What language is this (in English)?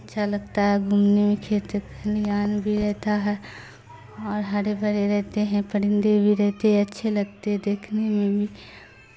Urdu